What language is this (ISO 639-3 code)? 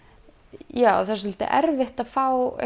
isl